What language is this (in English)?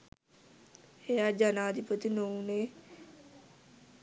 Sinhala